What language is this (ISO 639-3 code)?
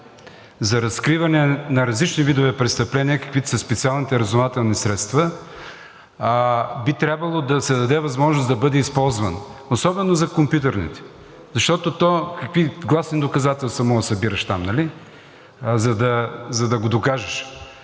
bul